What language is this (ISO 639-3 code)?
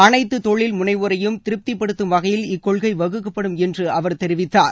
tam